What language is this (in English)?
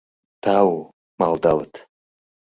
Mari